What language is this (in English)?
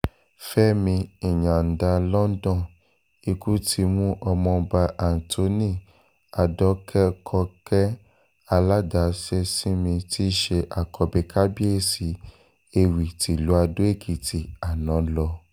Yoruba